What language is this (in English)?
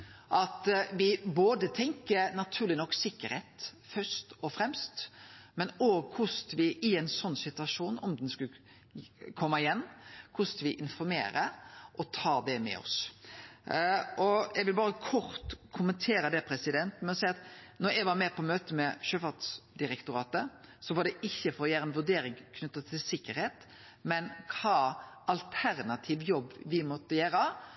Norwegian Nynorsk